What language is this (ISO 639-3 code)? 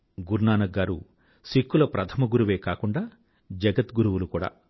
tel